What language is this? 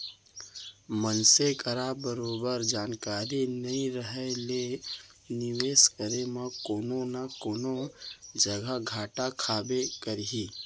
Chhattisgarhi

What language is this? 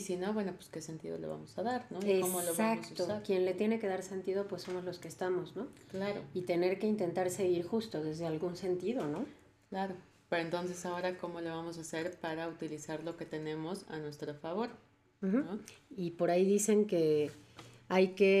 Spanish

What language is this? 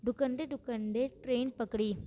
Sindhi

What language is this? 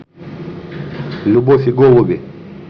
Russian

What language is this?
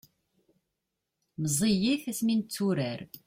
Kabyle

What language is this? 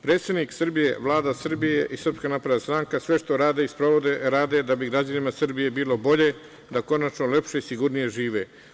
Serbian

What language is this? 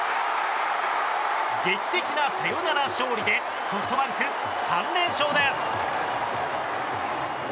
Japanese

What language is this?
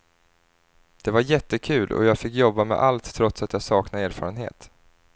Swedish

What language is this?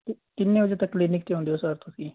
Punjabi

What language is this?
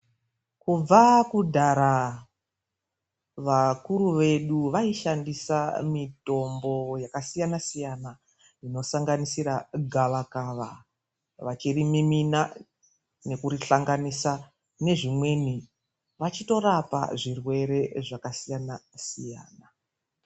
Ndau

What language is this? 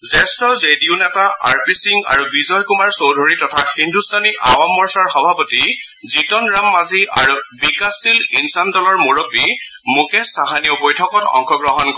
Assamese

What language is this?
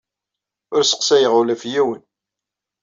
Kabyle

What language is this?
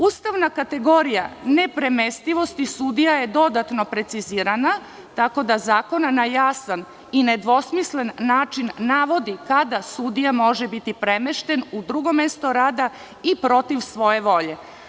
Serbian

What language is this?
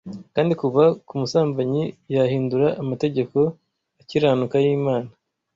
Kinyarwanda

